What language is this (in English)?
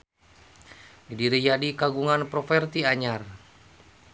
Sundanese